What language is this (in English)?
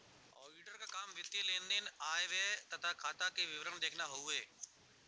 Bhojpuri